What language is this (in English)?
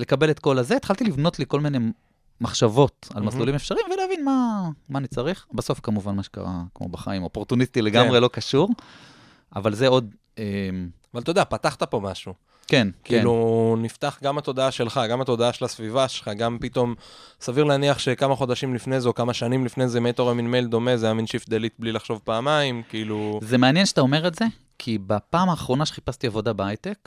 Hebrew